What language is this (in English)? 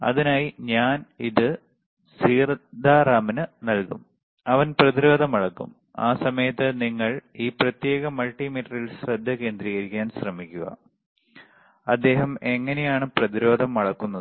Malayalam